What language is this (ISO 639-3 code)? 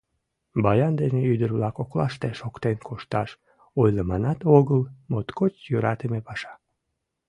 chm